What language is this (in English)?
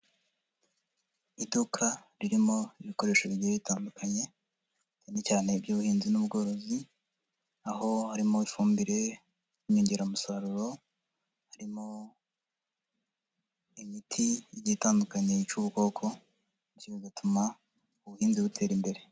Kinyarwanda